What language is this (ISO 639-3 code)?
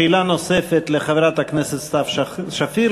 heb